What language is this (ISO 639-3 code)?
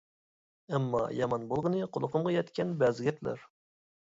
uig